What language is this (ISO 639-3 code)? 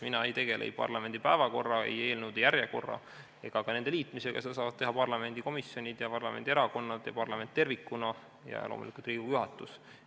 est